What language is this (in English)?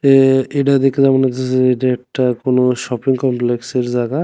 Bangla